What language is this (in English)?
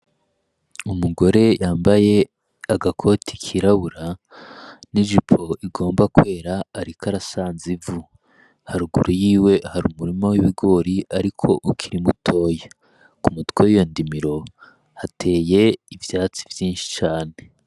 Rundi